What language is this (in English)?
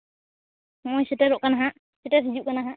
Santali